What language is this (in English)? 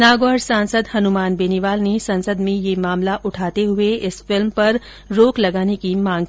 Hindi